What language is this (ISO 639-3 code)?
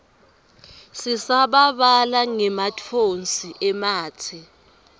ssw